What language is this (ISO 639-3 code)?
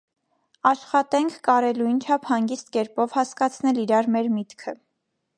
hye